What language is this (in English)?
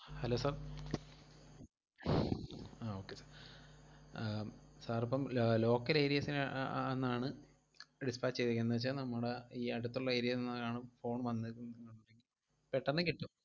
Malayalam